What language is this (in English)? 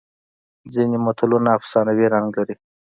Pashto